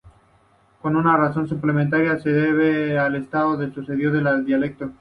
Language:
Spanish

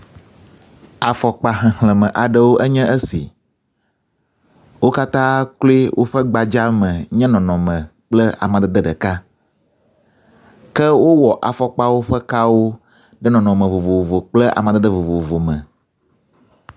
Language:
Ewe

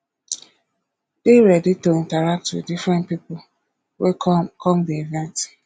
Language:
Nigerian Pidgin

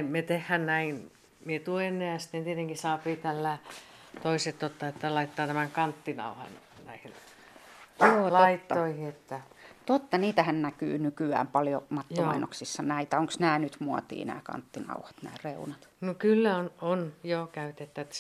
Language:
Finnish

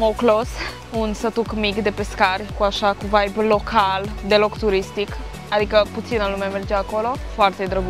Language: Romanian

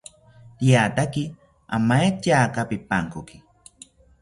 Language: South Ucayali Ashéninka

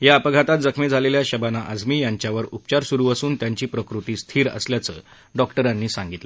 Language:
Marathi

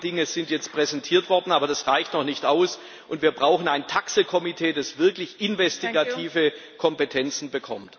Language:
German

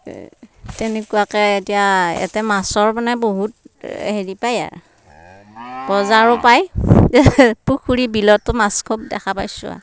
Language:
Assamese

